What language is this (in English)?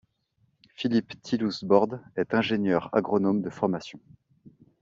French